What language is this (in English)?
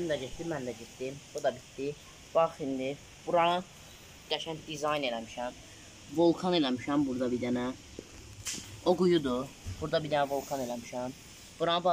Turkish